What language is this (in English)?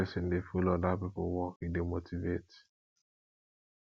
Nigerian Pidgin